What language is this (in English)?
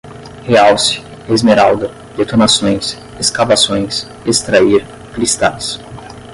Portuguese